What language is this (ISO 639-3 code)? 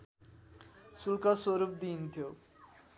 nep